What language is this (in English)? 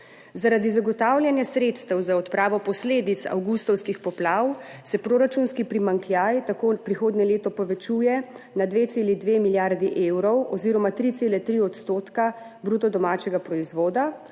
Slovenian